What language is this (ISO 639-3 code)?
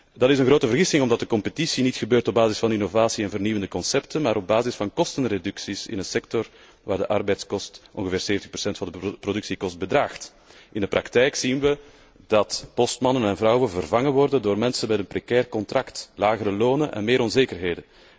nld